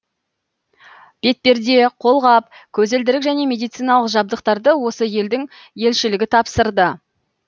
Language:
Kazakh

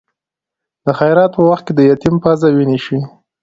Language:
Pashto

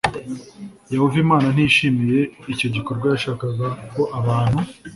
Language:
Kinyarwanda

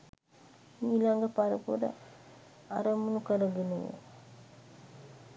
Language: Sinhala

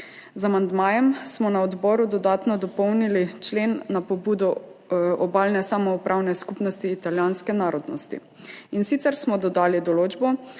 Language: Slovenian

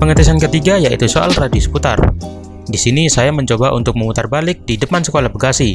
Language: Indonesian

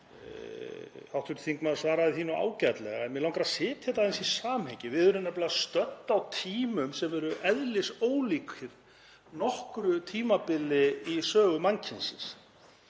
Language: Icelandic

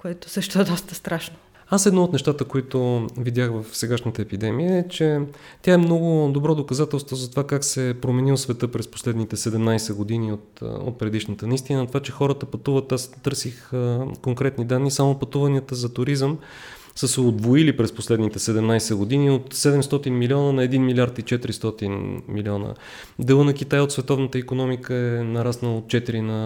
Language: Bulgarian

